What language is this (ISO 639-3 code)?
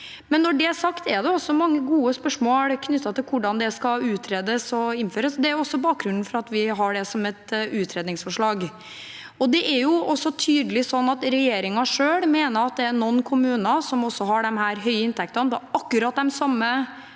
nor